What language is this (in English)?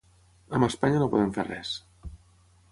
Catalan